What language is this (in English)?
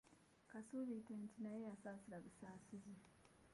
Ganda